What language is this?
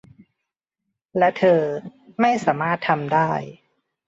Thai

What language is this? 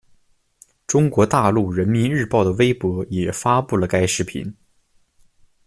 Chinese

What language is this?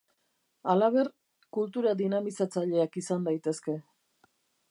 Basque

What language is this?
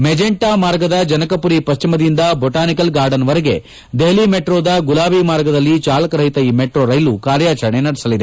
Kannada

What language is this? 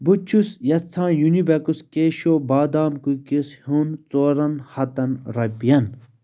Kashmiri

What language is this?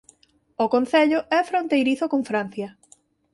Galician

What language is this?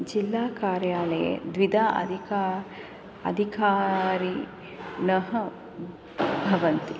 Sanskrit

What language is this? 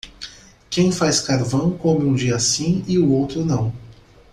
Portuguese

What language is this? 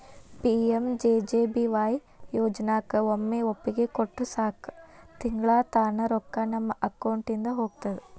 Kannada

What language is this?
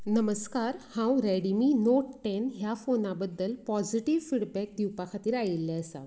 Konkani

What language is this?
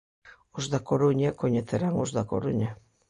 Galician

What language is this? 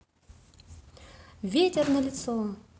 Russian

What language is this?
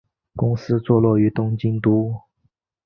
Chinese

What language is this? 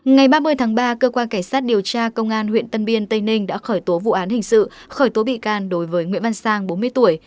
Vietnamese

